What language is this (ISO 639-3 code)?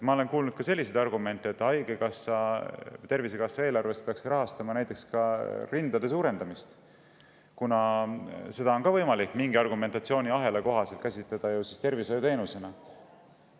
est